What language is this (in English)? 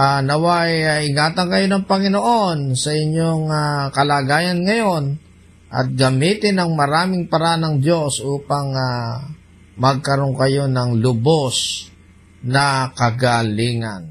Filipino